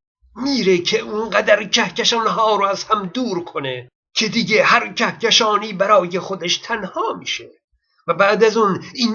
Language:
Persian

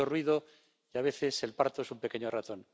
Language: Spanish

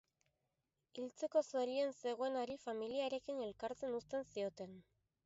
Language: Basque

